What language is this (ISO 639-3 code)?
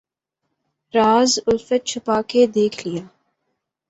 urd